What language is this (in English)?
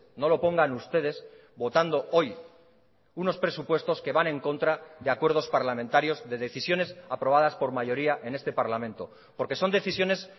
Spanish